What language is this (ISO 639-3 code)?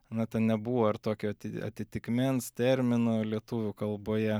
lit